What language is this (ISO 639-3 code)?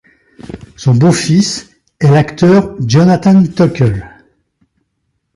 fra